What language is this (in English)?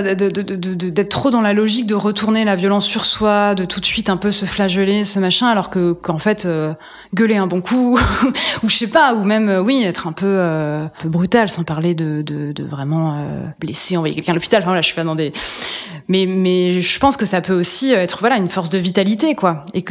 French